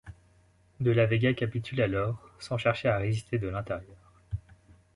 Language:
French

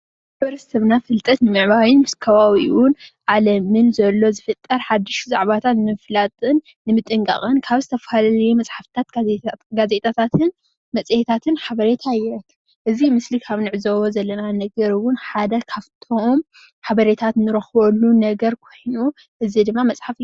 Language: Tigrinya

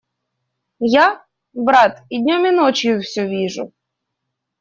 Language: Russian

